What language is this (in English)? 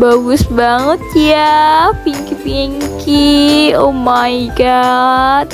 Indonesian